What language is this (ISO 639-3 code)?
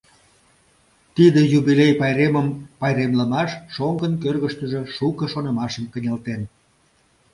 chm